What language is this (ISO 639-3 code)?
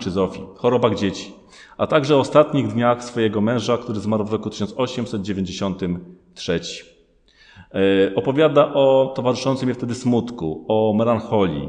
pol